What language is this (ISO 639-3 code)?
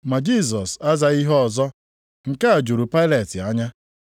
ibo